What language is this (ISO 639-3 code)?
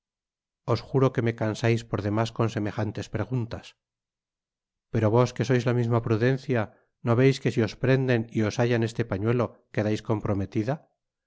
spa